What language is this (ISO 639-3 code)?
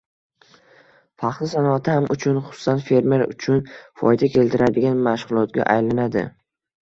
uzb